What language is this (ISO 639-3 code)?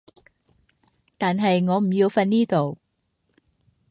yue